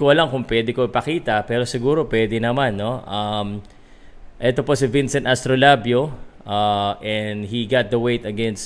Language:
Filipino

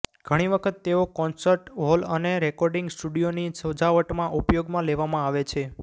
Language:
Gujarati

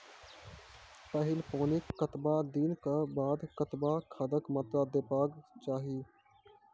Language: Maithili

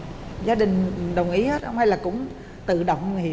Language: Vietnamese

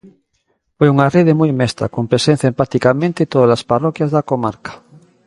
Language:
Galician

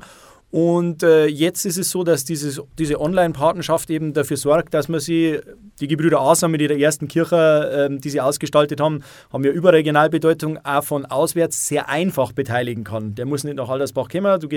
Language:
German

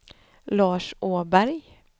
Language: Swedish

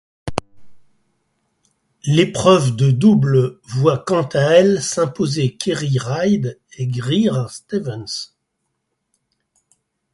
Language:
French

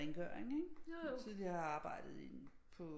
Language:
Danish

